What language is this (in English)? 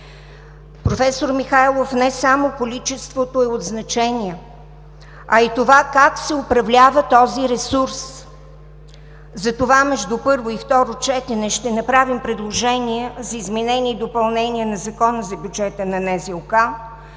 Bulgarian